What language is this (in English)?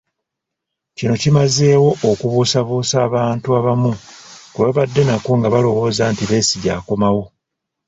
Ganda